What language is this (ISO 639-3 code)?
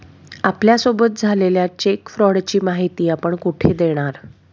mar